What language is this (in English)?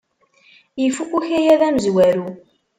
Kabyle